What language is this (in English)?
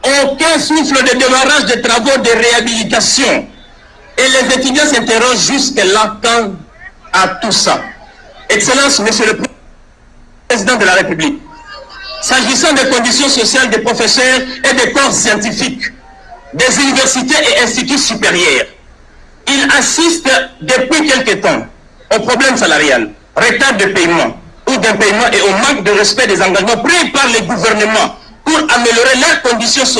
French